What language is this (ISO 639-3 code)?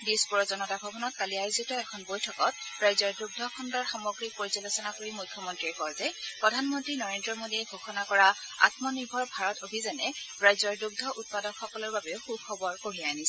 asm